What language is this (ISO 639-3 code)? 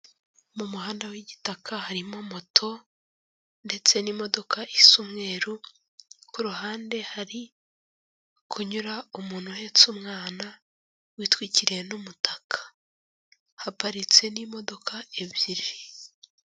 kin